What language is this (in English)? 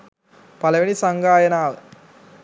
Sinhala